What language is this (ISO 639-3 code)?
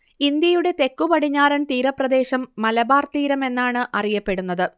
mal